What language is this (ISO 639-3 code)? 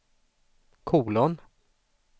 swe